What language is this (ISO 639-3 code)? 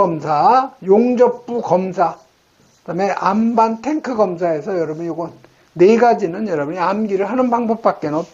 kor